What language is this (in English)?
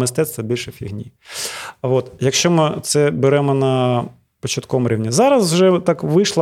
Ukrainian